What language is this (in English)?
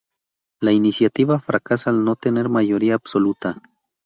Spanish